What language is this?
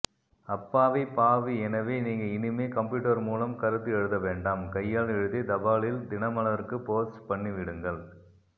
Tamil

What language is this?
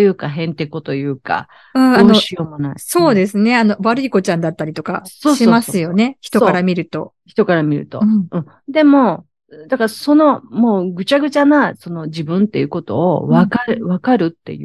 Japanese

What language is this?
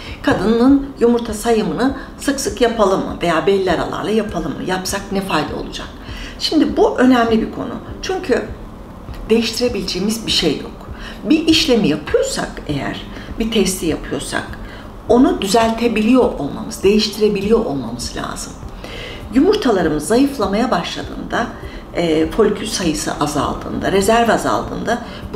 Turkish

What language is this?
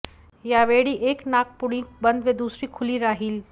Marathi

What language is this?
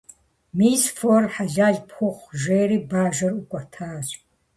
Kabardian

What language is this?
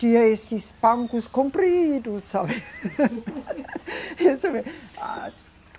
Portuguese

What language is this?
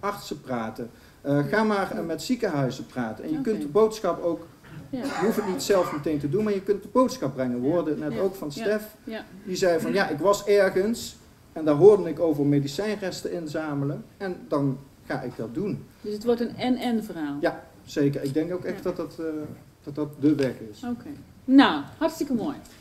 Dutch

